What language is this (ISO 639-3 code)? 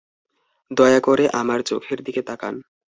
ben